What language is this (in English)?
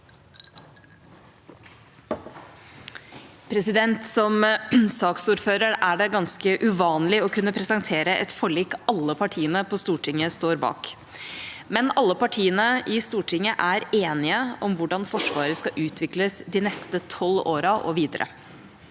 Norwegian